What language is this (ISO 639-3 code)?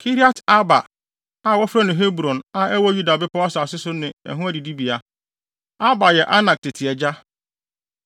aka